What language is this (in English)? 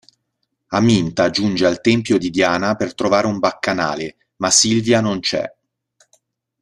Italian